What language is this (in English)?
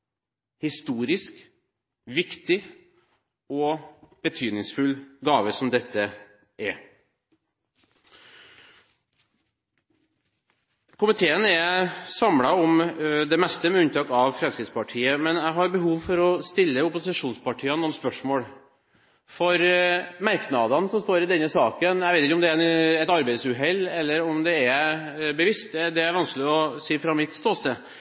Norwegian Bokmål